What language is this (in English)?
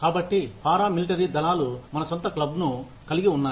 Telugu